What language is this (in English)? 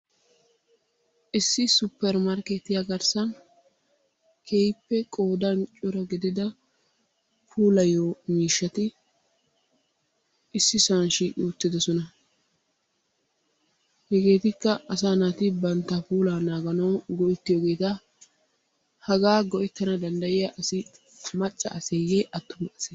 Wolaytta